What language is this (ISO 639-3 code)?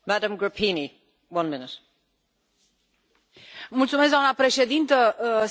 ron